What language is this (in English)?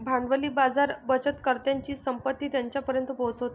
Marathi